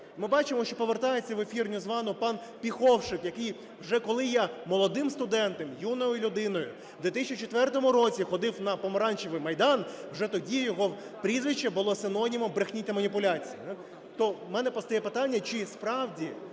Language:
Ukrainian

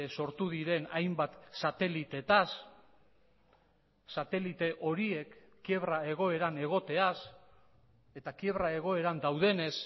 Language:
Basque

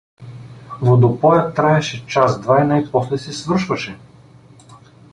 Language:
Bulgarian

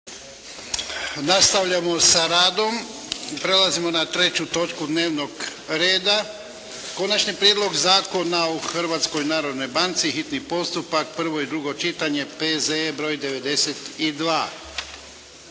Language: Croatian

